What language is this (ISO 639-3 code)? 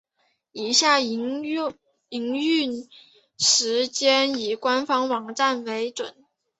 zho